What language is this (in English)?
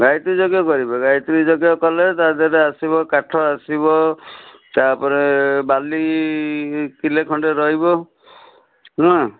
Odia